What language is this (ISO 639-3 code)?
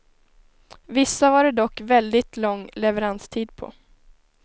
swe